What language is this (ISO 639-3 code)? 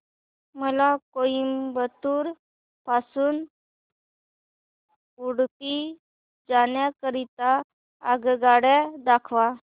mar